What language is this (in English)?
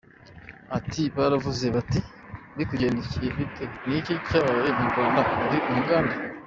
Kinyarwanda